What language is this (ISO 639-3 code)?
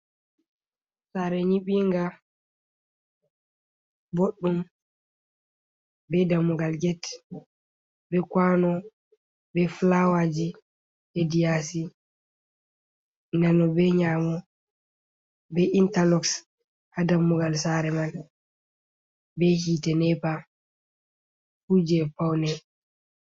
ful